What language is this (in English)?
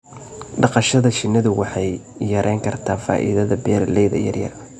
Somali